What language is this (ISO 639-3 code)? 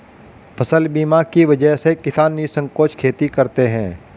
hin